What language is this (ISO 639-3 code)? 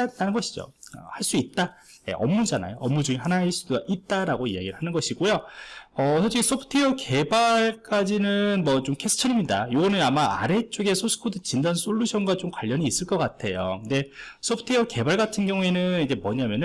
kor